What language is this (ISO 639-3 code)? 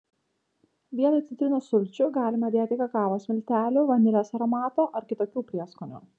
lit